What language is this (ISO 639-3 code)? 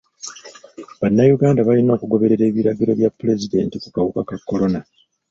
lug